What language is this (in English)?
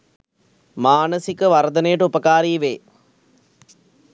Sinhala